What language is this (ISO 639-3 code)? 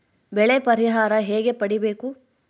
kan